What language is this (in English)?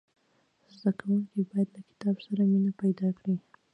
Pashto